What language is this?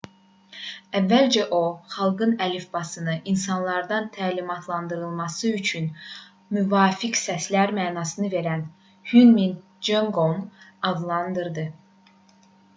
Azerbaijani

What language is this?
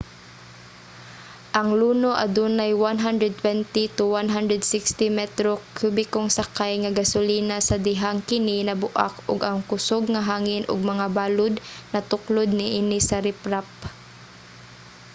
Cebuano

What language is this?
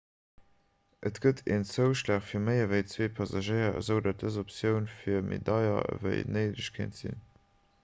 Luxembourgish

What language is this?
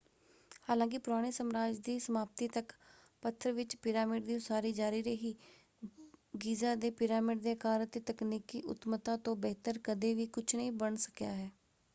Punjabi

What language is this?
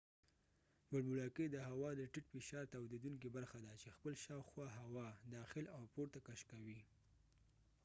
Pashto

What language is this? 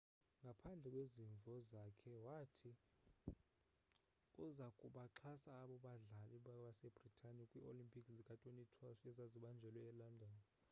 Xhosa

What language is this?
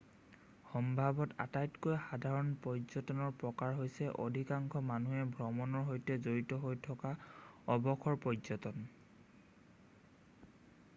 Assamese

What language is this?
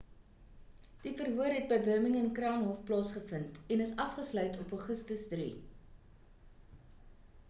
Afrikaans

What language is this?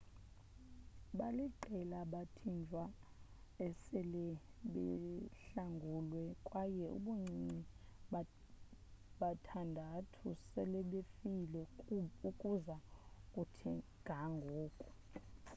Xhosa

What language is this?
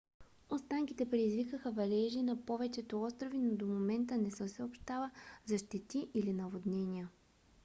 Bulgarian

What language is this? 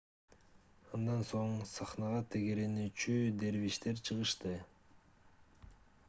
Kyrgyz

